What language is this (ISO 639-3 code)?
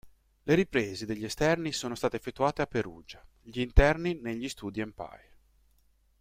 ita